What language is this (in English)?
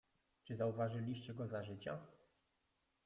Polish